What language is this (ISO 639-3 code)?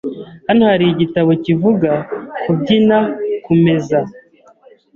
kin